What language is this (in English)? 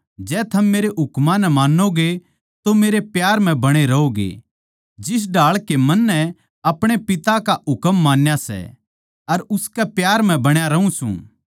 Haryanvi